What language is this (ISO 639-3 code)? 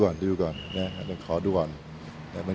tha